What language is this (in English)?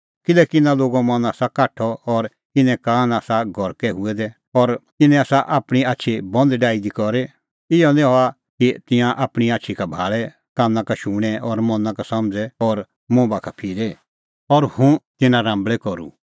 Kullu Pahari